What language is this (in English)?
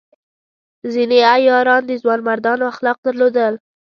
Pashto